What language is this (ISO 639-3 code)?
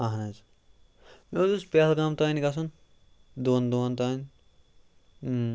kas